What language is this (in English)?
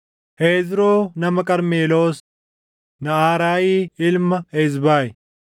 Oromo